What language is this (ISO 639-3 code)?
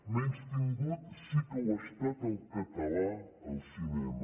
cat